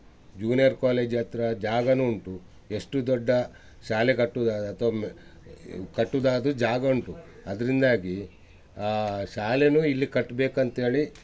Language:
Kannada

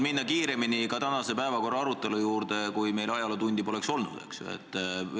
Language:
Estonian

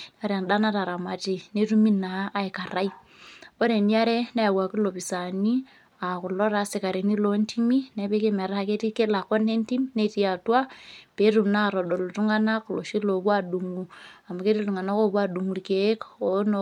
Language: Masai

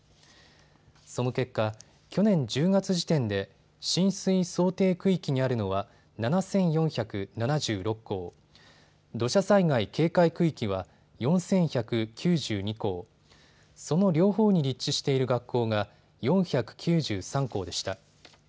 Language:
Japanese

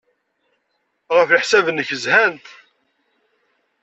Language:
Kabyle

